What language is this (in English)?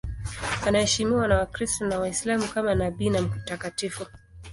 Swahili